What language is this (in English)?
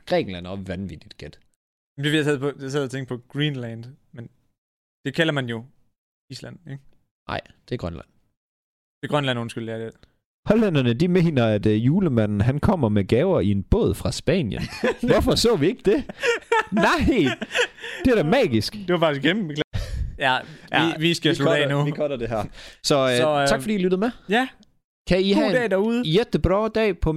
Danish